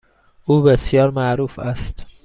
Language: Persian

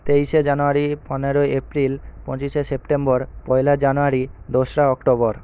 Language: Bangla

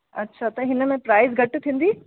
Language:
Sindhi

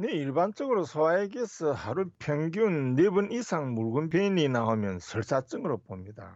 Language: Korean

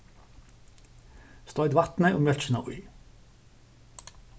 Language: Faroese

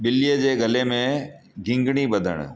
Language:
Sindhi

